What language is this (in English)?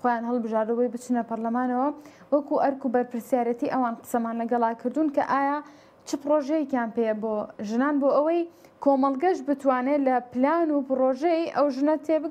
Arabic